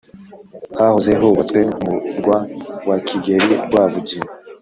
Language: Kinyarwanda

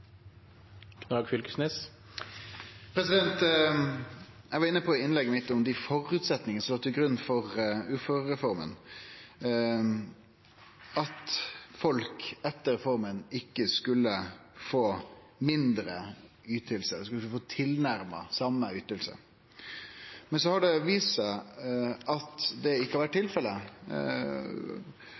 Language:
Norwegian Nynorsk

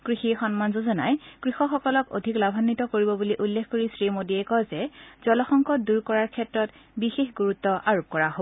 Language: Assamese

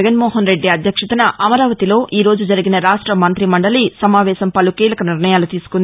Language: Telugu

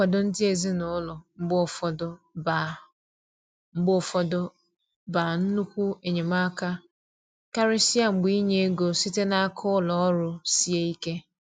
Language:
Igbo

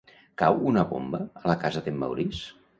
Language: Catalan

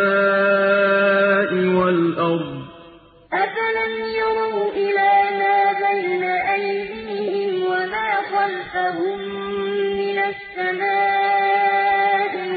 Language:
Arabic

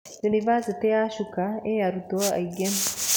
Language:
Kikuyu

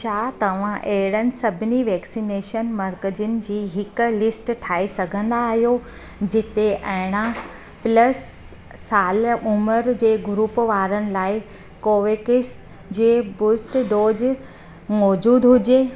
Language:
Sindhi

